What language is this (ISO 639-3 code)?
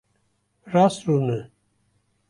kur